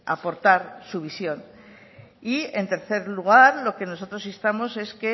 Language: Spanish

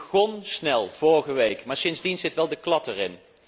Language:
Dutch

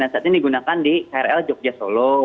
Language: Indonesian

